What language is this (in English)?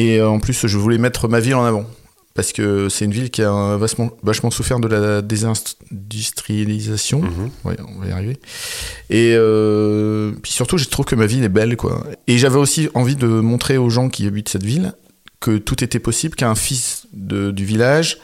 French